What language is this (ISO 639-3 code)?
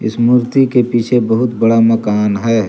hin